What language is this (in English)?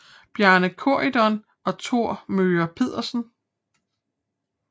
Danish